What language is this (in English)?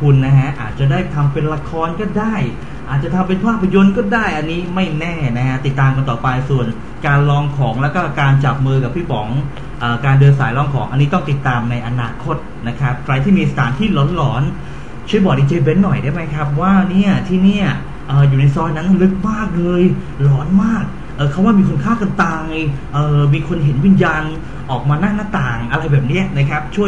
Thai